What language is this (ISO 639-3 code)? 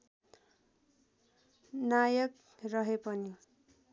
nep